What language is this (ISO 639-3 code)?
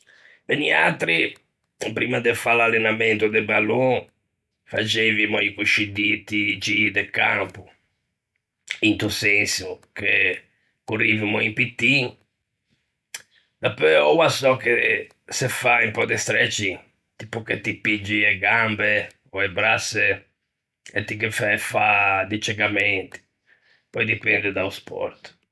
lij